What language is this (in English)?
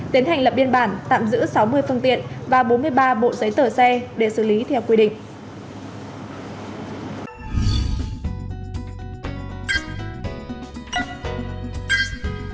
Vietnamese